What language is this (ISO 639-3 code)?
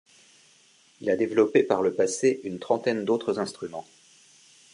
fra